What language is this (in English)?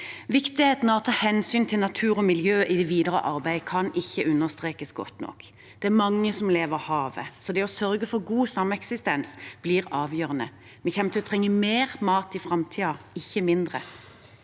Norwegian